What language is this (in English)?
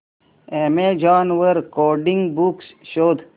Marathi